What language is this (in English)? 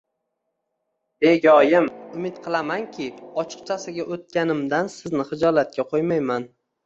Uzbek